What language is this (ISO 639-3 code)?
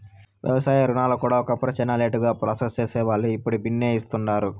tel